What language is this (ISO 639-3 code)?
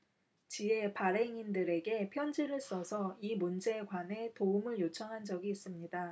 kor